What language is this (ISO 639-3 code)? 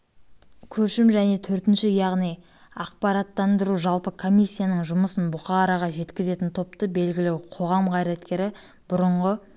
kaz